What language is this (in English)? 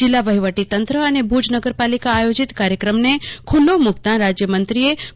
Gujarati